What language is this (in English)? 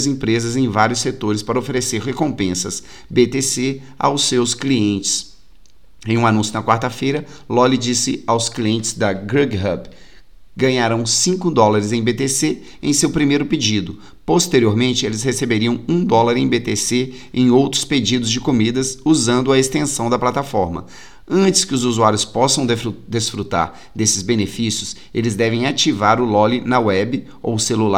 Portuguese